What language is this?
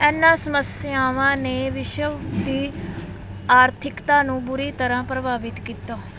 Punjabi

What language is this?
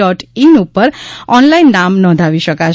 Gujarati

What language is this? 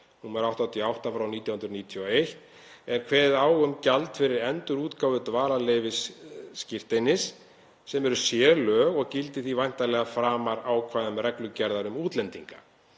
Icelandic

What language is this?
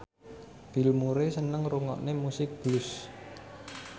Javanese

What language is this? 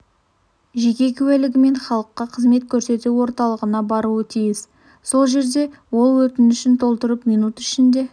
Kazakh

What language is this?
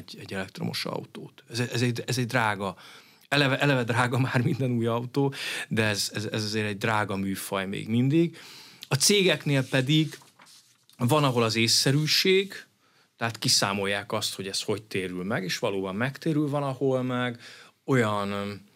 Hungarian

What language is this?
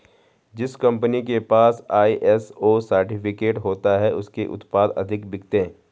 Hindi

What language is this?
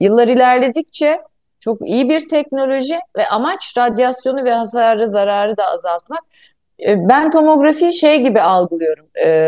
Turkish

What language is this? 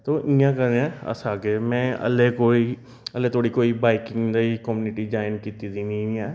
Dogri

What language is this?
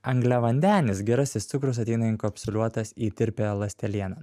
Lithuanian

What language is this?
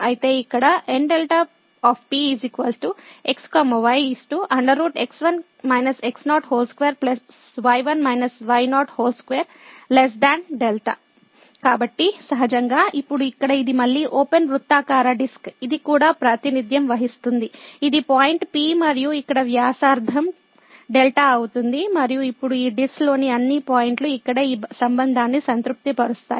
Telugu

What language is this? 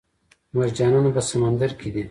Pashto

